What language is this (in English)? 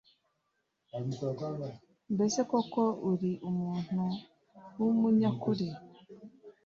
Kinyarwanda